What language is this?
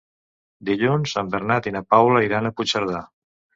Catalan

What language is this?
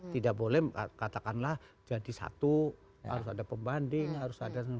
Indonesian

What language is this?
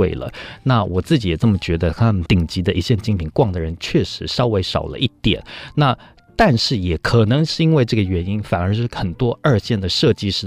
Chinese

